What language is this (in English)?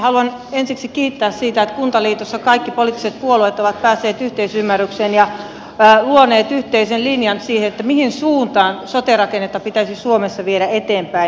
Finnish